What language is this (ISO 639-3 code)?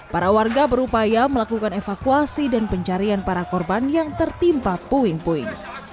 ind